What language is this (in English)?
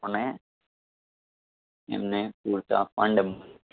Gujarati